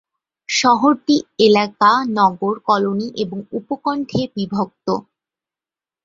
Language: Bangla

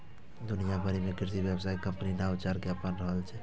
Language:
Maithili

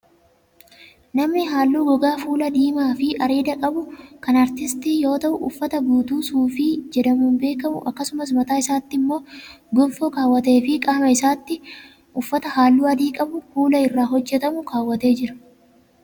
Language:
Oromo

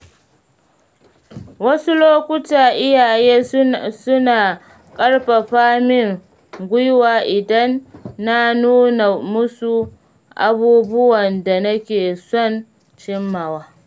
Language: Hausa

